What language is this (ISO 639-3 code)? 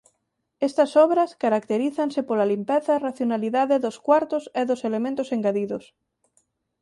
glg